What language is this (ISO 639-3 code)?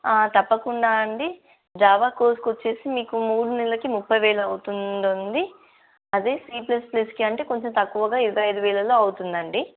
tel